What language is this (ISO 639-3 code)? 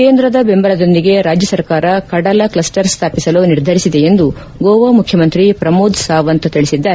kan